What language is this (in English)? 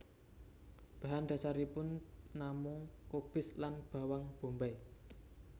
Javanese